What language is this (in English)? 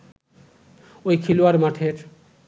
Bangla